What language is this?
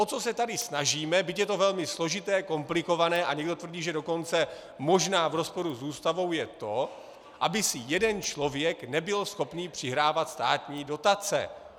Czech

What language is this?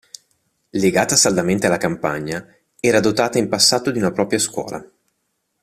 Italian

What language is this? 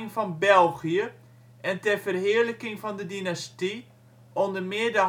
Dutch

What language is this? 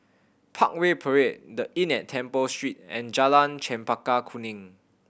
English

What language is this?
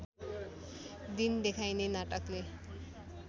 Nepali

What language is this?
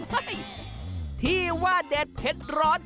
Thai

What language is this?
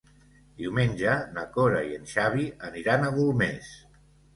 Catalan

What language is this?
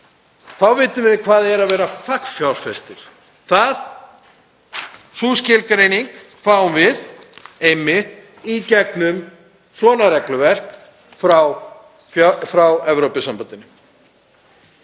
Icelandic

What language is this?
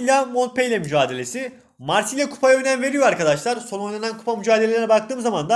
Turkish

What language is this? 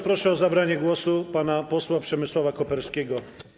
Polish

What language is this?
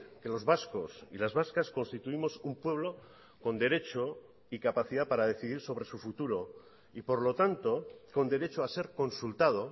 Spanish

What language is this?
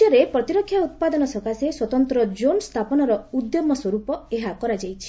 Odia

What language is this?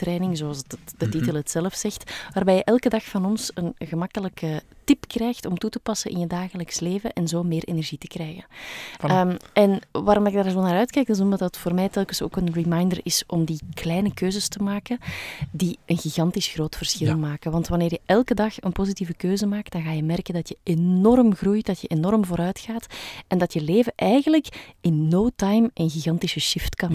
Dutch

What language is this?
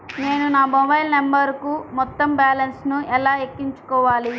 Telugu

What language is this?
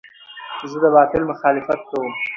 Pashto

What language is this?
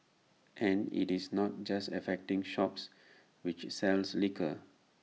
English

